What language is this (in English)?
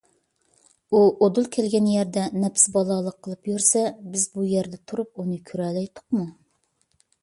Uyghur